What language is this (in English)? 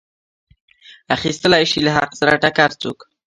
Pashto